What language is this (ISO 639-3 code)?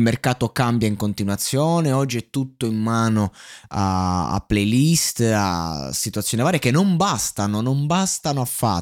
ita